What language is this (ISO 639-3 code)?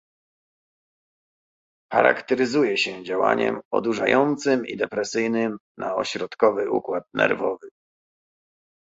pol